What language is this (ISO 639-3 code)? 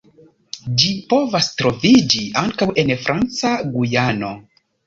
epo